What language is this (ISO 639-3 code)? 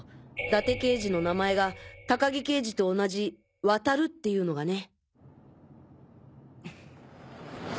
jpn